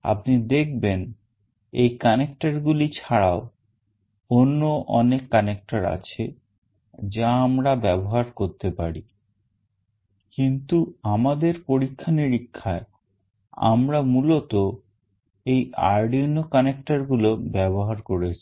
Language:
Bangla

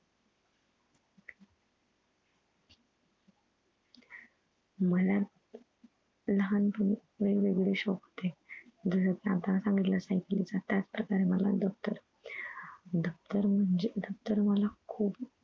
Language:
Marathi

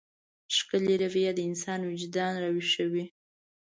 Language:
Pashto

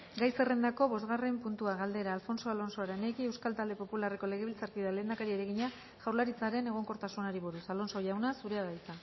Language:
Basque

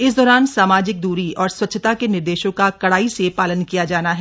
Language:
Hindi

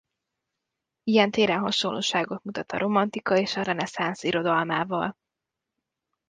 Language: Hungarian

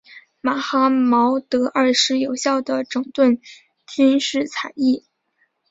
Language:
Chinese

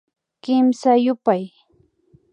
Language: Imbabura Highland Quichua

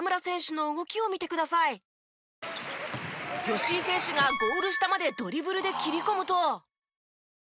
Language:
Japanese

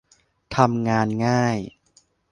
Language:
Thai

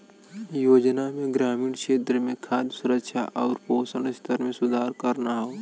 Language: Bhojpuri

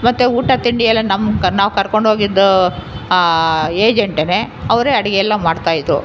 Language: Kannada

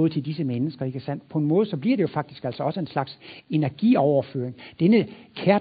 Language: Danish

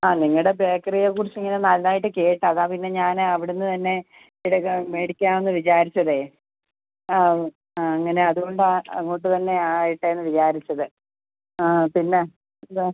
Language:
Malayalam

